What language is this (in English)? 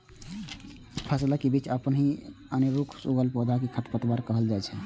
Maithili